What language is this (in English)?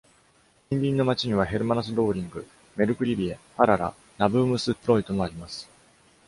Japanese